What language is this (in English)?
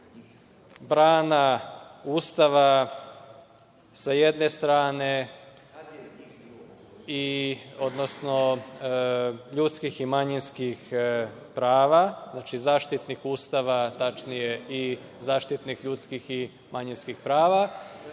Serbian